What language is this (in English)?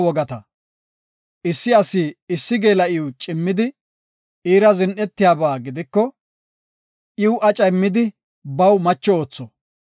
Gofa